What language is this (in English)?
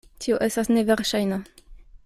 Esperanto